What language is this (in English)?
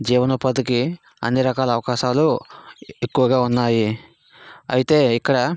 Telugu